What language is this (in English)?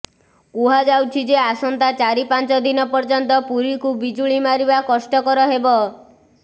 Odia